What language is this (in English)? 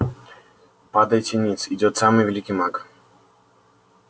Russian